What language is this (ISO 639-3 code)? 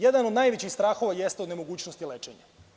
srp